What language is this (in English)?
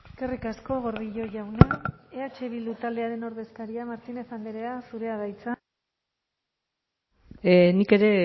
Basque